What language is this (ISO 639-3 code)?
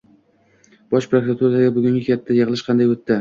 uzb